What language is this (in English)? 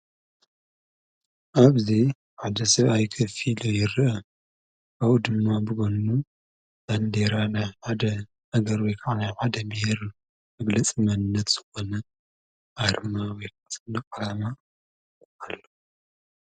Tigrinya